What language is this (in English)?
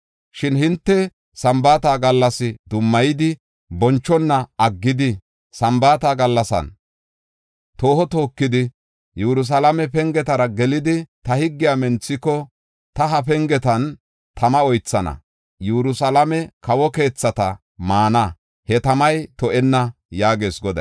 Gofa